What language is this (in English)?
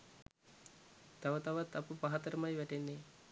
Sinhala